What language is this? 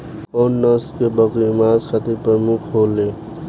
Bhojpuri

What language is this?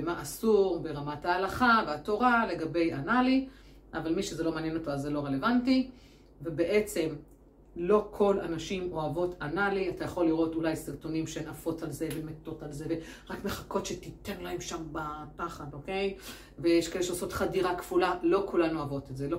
Hebrew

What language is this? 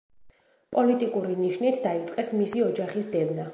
Georgian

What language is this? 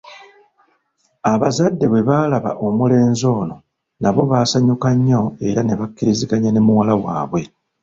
Ganda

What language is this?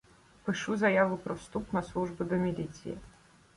Ukrainian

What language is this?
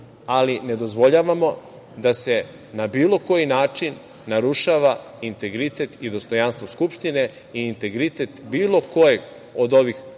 Serbian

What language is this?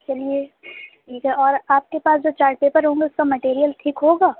Urdu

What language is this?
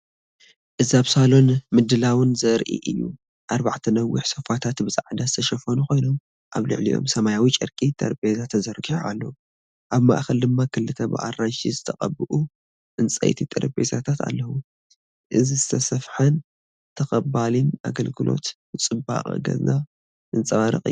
Tigrinya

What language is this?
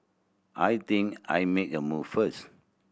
English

